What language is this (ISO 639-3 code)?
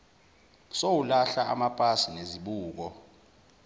zul